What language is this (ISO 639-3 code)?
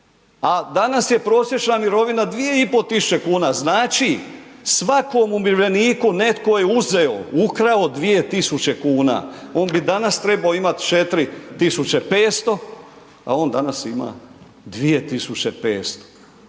hrv